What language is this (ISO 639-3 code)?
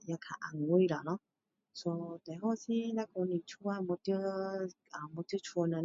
cdo